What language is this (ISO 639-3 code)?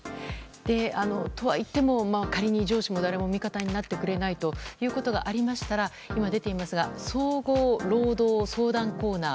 jpn